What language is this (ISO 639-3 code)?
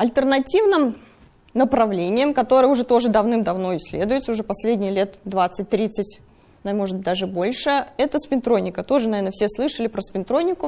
rus